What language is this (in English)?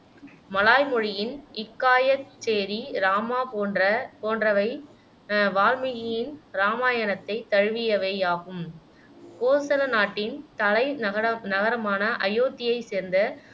Tamil